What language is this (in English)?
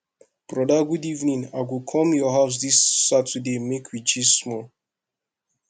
Nigerian Pidgin